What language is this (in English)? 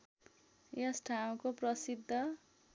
Nepali